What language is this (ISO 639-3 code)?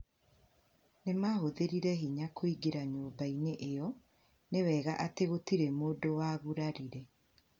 kik